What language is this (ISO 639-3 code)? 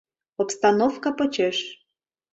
chm